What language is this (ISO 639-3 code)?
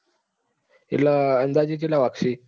guj